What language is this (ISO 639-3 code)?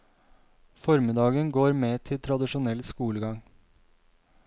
nor